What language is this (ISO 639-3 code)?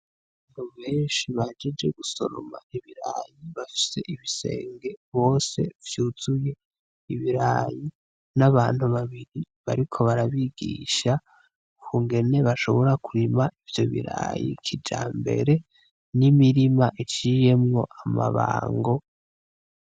run